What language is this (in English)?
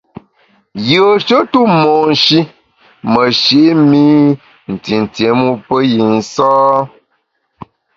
Bamun